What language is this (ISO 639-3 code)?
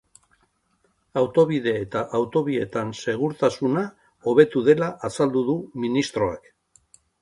eus